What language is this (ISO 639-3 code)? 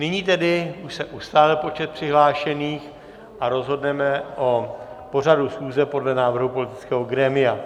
ces